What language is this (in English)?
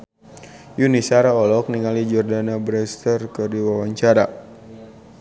Sundanese